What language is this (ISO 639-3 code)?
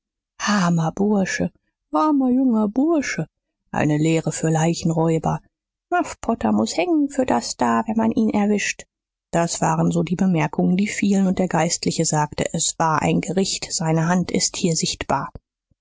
deu